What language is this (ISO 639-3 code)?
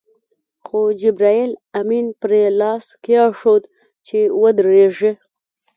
pus